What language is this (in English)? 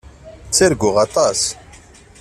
Kabyle